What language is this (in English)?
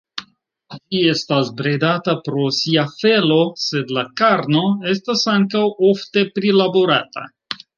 Esperanto